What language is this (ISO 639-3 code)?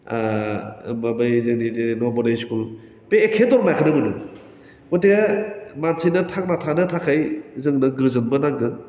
brx